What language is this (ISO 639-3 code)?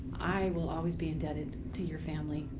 eng